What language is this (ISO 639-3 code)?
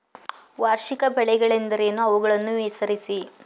kan